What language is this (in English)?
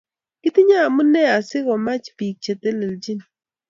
Kalenjin